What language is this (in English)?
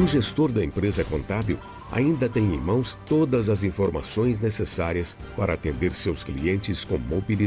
Portuguese